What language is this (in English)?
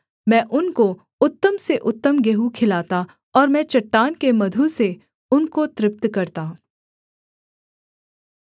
Hindi